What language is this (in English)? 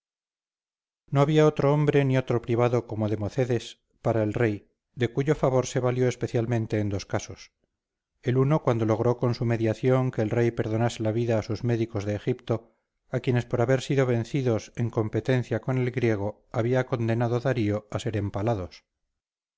Spanish